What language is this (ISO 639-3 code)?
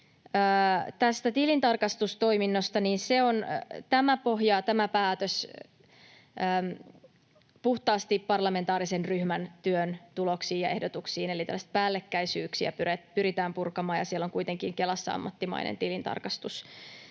fin